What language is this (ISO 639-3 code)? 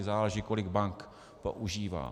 ces